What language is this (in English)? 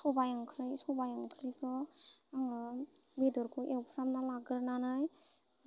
Bodo